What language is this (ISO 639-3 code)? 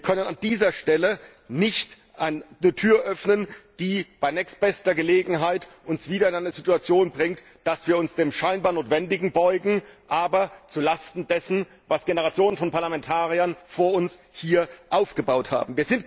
deu